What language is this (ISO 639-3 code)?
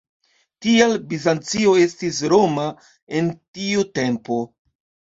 epo